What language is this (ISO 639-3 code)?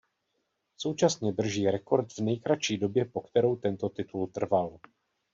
ces